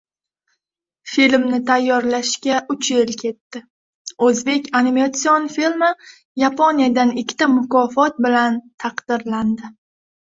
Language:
Uzbek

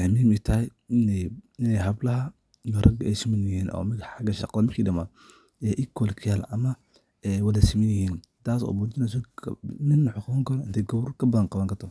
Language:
Somali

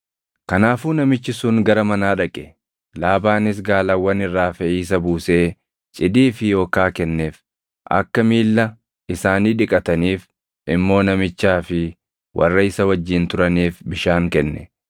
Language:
Oromo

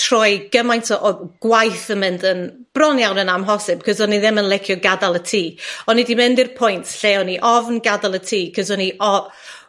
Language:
Welsh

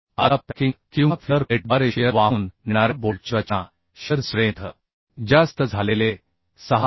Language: Marathi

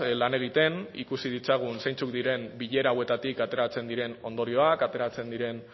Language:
Basque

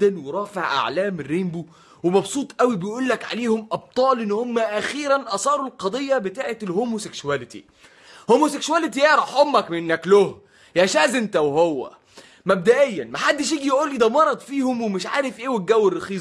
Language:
Arabic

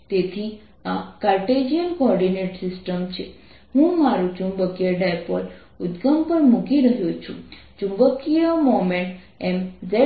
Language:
Gujarati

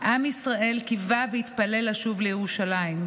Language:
Hebrew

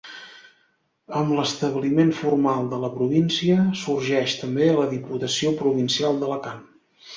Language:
Catalan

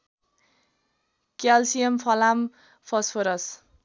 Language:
Nepali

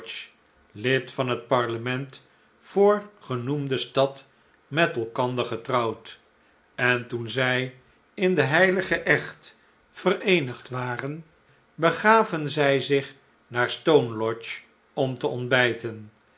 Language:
Dutch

